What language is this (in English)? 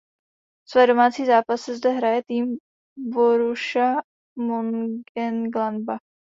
Czech